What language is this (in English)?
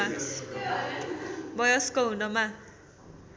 Nepali